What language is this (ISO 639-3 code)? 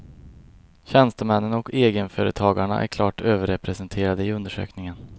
swe